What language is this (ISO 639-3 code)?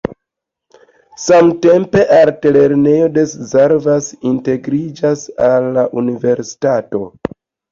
epo